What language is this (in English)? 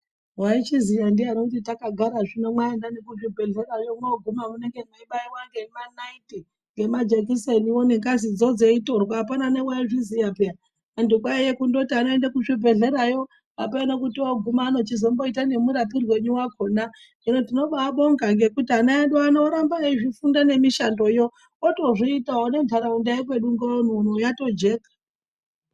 Ndau